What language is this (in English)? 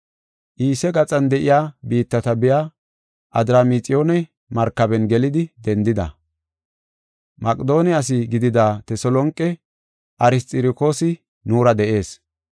Gofa